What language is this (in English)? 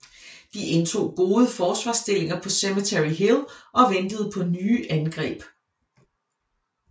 Danish